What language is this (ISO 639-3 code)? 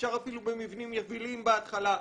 heb